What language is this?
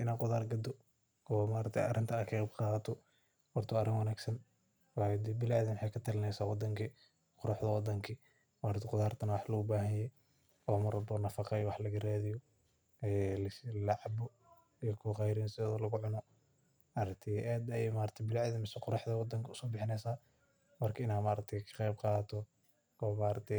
Somali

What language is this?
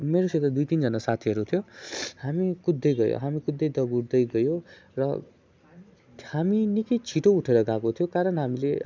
Nepali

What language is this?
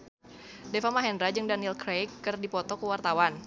Sundanese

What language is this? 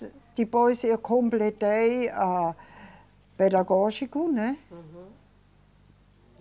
Portuguese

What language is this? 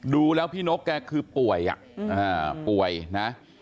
Thai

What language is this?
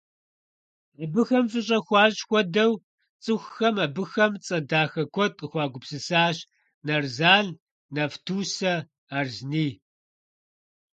Kabardian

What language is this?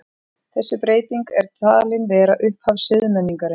Icelandic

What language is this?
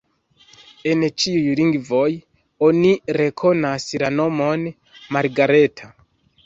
Esperanto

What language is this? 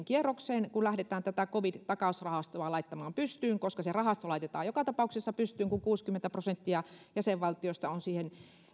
Finnish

